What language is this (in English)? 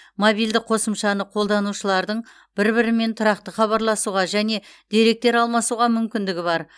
Kazakh